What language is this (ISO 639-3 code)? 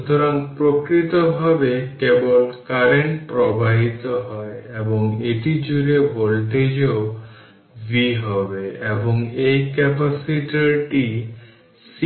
ben